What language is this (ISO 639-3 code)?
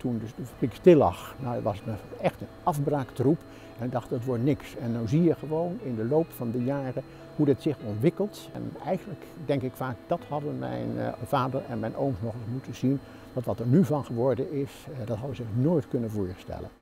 nld